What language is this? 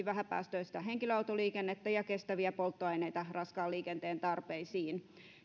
Finnish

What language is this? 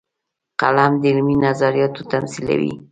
Pashto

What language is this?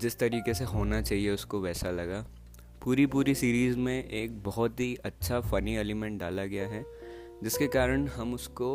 Hindi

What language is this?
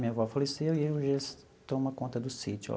Portuguese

